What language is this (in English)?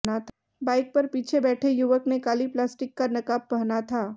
Hindi